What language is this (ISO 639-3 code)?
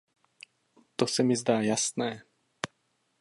ces